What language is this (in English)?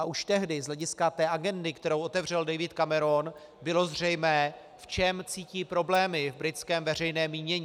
Czech